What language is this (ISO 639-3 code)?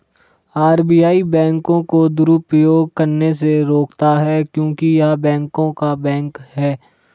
hin